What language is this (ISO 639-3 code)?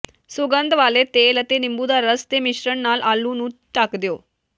pan